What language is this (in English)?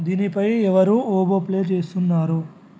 Telugu